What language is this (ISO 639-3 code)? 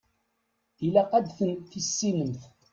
kab